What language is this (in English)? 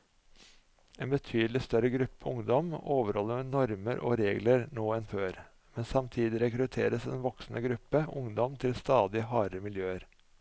Norwegian